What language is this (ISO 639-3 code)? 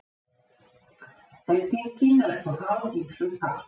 isl